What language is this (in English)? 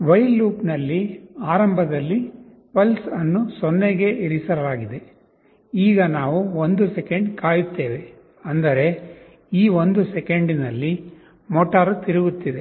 Kannada